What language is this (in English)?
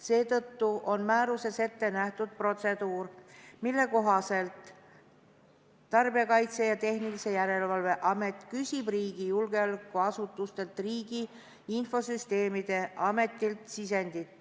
Estonian